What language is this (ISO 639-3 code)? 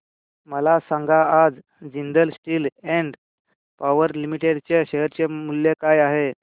mar